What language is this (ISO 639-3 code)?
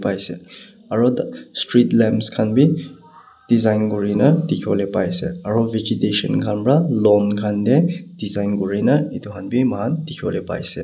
nag